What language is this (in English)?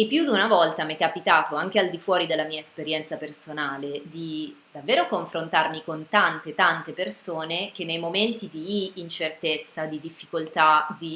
Italian